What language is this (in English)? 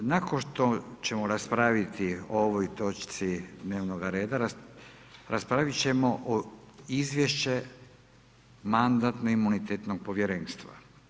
Croatian